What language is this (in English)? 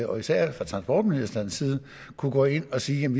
Danish